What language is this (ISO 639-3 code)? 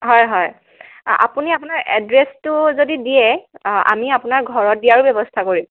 asm